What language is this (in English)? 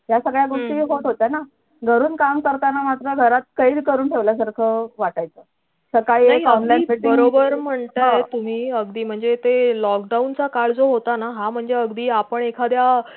Marathi